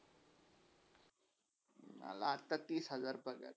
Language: Marathi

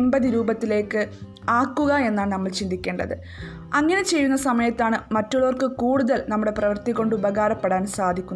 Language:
Malayalam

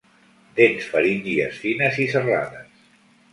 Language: Catalan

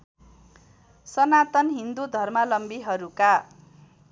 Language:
Nepali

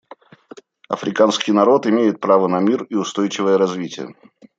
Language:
Russian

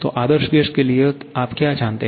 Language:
Hindi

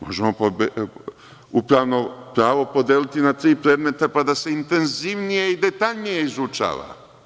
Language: Serbian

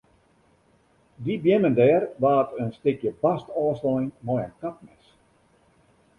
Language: Western Frisian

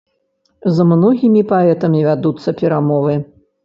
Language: Belarusian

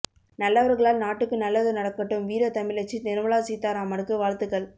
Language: Tamil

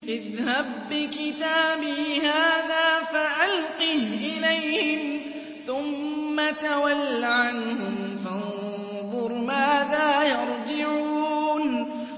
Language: Arabic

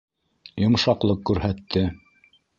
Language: Bashkir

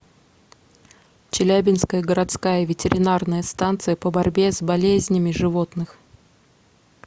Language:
Russian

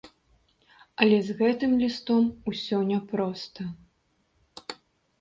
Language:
Belarusian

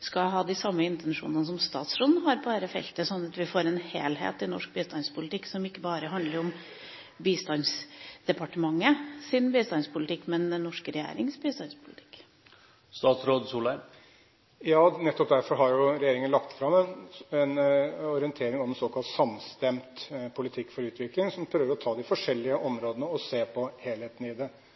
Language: Norwegian Bokmål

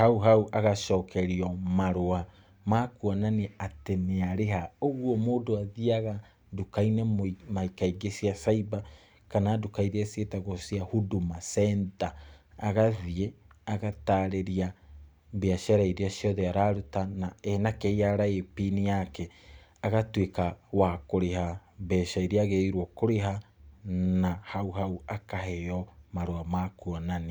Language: Kikuyu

